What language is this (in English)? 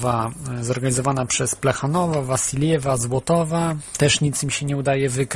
Polish